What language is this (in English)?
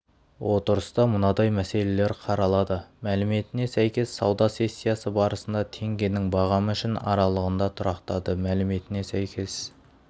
Kazakh